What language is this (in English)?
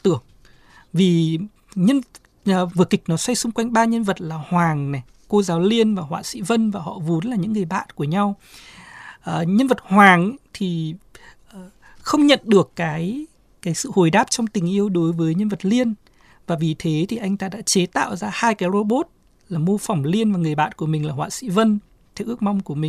Vietnamese